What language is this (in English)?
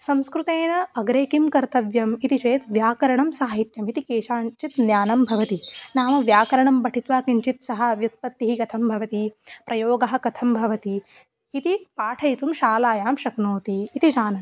Sanskrit